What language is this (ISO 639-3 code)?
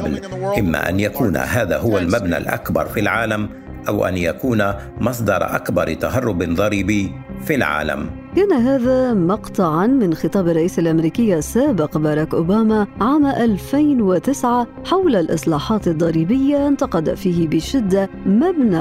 ara